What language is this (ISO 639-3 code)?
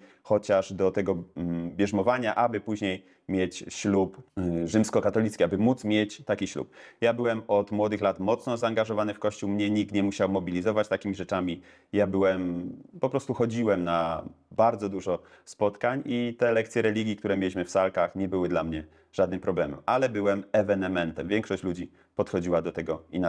pol